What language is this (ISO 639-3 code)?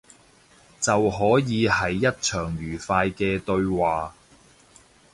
yue